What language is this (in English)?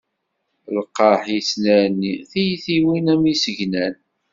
Kabyle